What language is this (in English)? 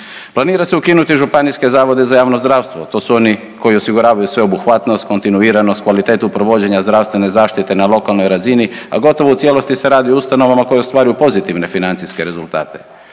Croatian